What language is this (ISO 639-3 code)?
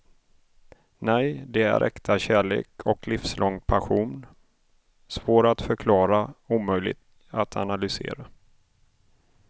swe